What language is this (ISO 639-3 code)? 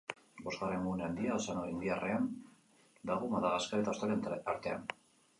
eus